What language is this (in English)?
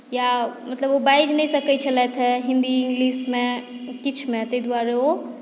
Maithili